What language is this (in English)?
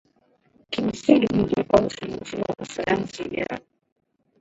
Swahili